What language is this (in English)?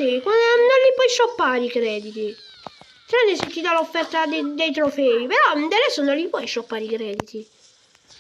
Italian